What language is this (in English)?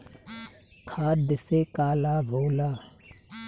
Bhojpuri